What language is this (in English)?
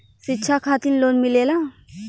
Bhojpuri